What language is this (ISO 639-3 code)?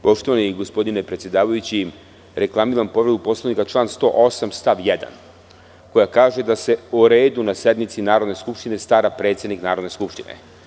srp